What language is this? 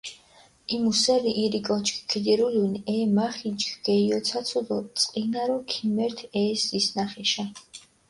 Mingrelian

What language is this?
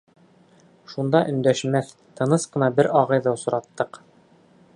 Bashkir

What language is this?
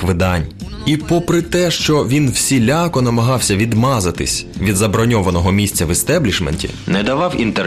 Ukrainian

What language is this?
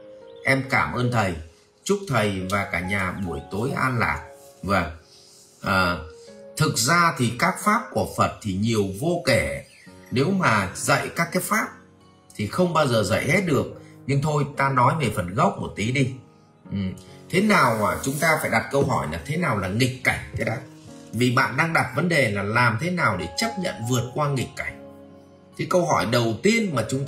Vietnamese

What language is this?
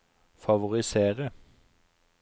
Norwegian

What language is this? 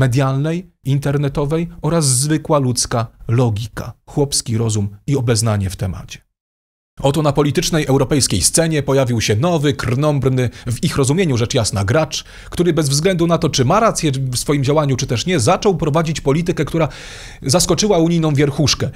Polish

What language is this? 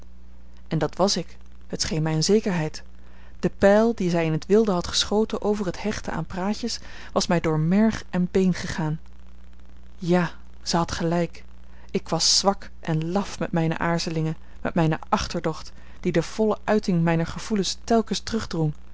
Dutch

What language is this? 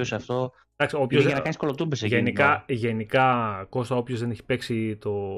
Greek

